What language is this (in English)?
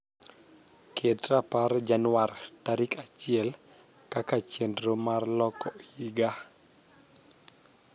Luo (Kenya and Tanzania)